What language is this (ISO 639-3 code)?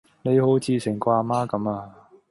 yue